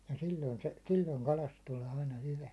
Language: Finnish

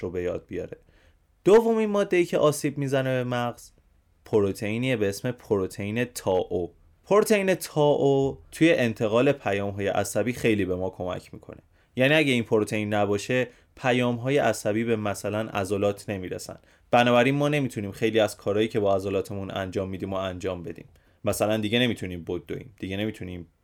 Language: Persian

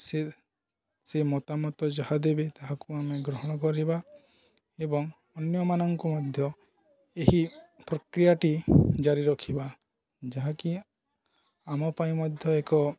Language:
Odia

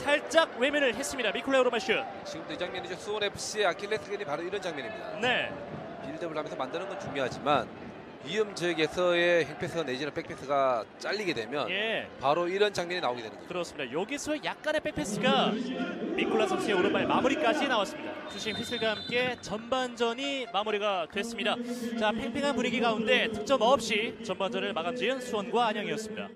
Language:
Korean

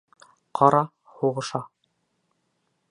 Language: Bashkir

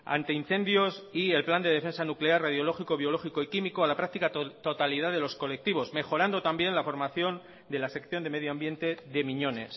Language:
Spanish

